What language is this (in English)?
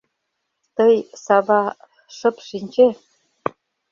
Mari